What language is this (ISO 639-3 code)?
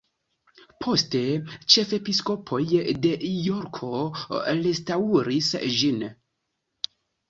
epo